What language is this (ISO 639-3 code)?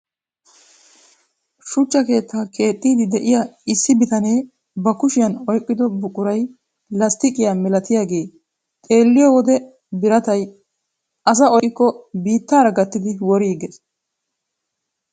wal